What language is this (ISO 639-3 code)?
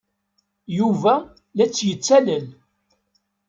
kab